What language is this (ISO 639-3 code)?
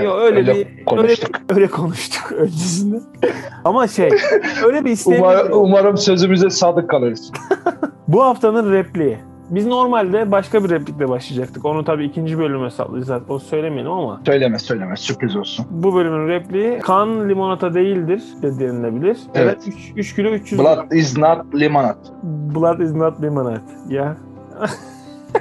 tur